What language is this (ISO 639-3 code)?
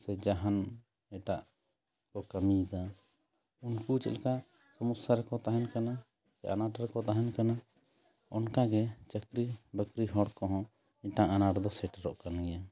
sat